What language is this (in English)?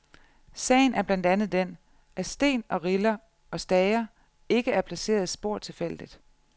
Danish